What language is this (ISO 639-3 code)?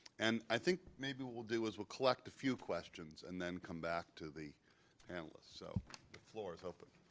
eng